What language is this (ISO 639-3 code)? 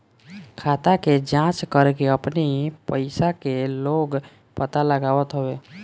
bho